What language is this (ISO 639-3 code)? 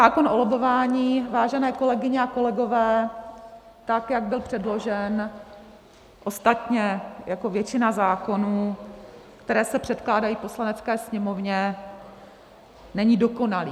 ces